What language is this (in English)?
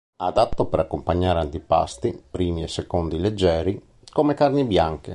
Italian